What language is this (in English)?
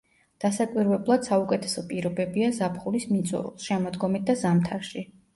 Georgian